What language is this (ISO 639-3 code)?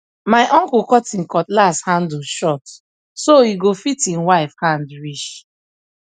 pcm